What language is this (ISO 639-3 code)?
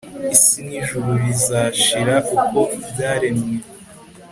kin